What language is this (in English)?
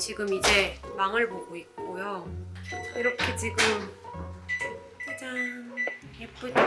Korean